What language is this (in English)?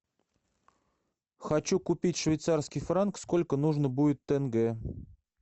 Russian